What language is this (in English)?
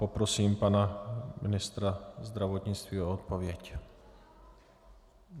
Czech